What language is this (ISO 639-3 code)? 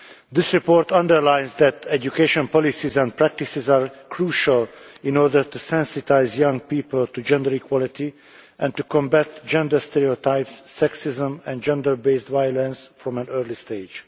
eng